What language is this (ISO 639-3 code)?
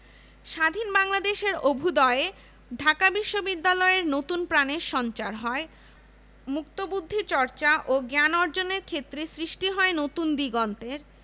ben